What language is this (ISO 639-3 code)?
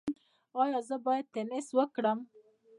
pus